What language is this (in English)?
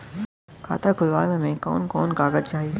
Bhojpuri